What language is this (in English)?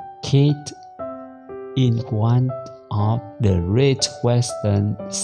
English